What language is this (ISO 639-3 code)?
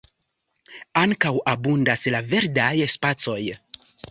epo